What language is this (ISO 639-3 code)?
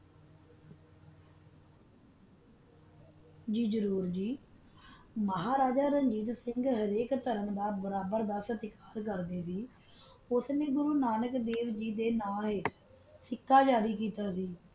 pan